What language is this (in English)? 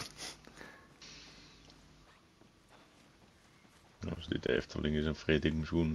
Dutch